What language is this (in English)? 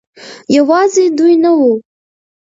Pashto